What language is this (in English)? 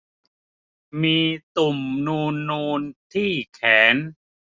Thai